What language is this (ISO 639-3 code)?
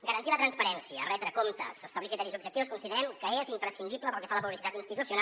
cat